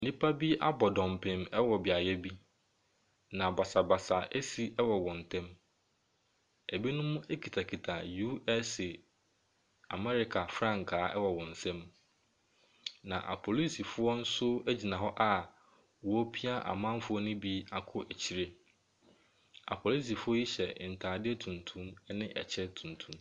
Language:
Akan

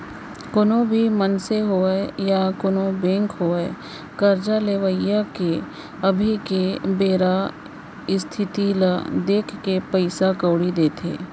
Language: Chhattisgarhi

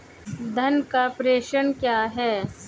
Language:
Hindi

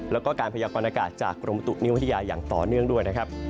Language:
Thai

